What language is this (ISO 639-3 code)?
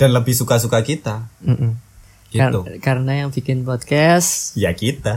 ind